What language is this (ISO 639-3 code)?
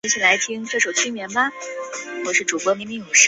zho